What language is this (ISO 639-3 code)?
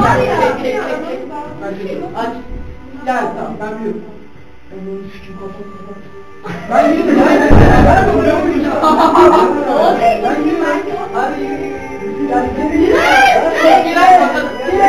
tur